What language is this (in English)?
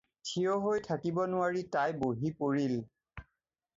Assamese